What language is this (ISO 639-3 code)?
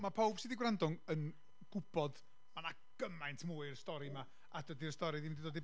cym